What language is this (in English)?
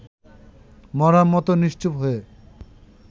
Bangla